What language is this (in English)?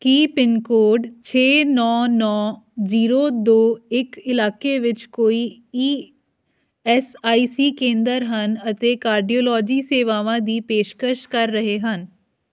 Punjabi